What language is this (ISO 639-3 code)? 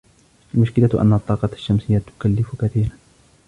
ara